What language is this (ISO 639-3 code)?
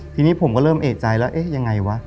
tha